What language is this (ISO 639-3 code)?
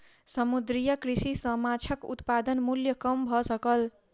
mai